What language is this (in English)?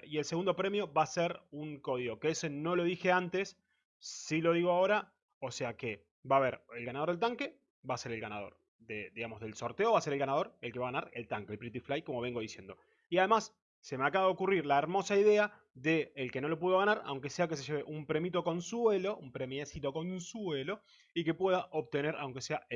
Spanish